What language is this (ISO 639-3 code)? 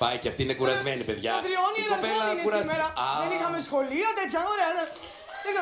ell